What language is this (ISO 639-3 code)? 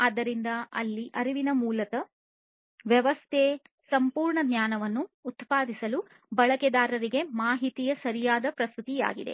kan